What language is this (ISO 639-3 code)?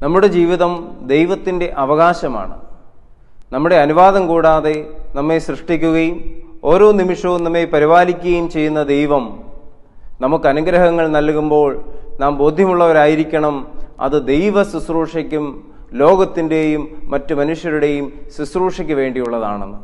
mal